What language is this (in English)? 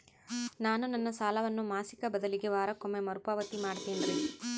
Kannada